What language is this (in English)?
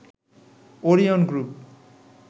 Bangla